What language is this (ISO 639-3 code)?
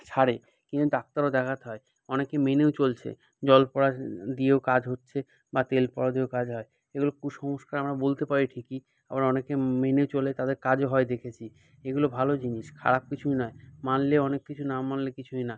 ben